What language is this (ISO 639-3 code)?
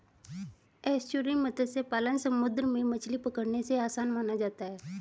hin